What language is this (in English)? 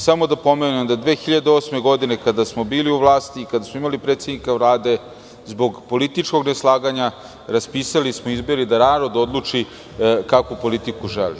Serbian